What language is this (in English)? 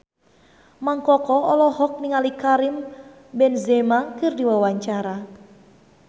Sundanese